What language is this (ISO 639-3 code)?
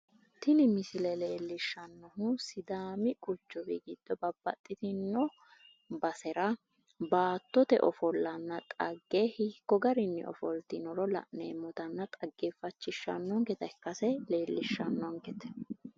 sid